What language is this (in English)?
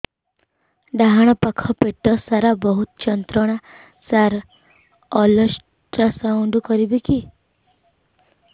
Odia